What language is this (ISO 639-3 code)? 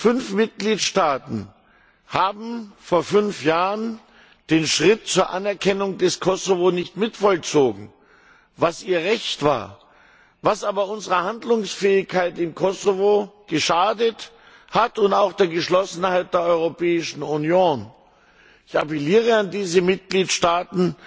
deu